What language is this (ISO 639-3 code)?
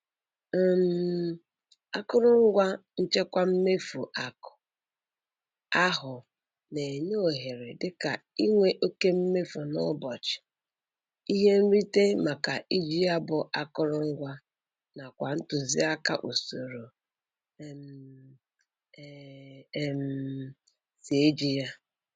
ibo